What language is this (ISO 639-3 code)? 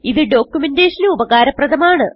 mal